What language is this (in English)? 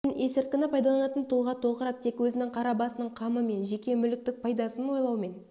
Kazakh